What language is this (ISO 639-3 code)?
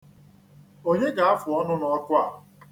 ibo